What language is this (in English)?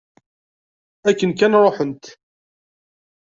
Kabyle